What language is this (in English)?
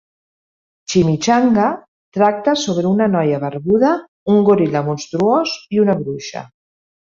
Catalan